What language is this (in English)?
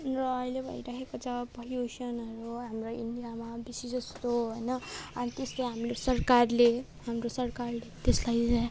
Nepali